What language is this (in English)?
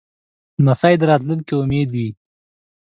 Pashto